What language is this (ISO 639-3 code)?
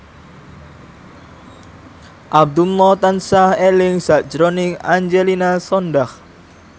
jav